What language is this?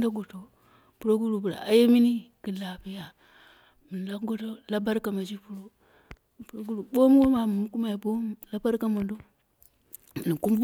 Dera (Nigeria)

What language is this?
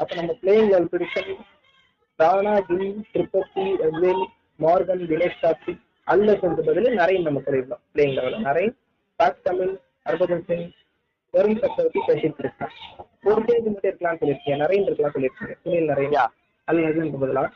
Tamil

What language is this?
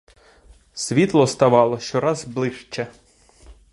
Ukrainian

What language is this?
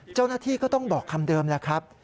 Thai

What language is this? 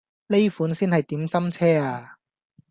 Cantonese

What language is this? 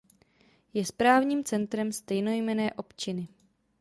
Czech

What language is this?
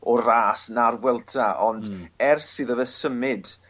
Welsh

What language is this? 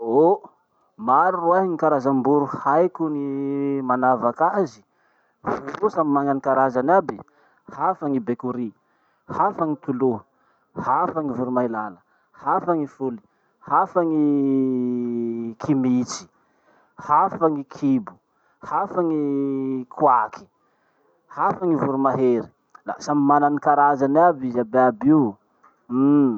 Masikoro Malagasy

